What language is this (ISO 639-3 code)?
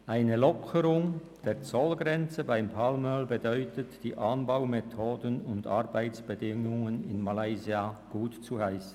gsw